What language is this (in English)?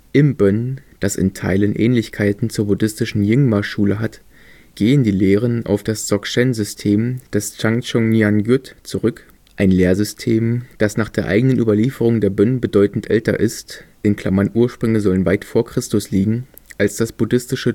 German